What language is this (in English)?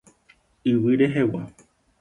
Guarani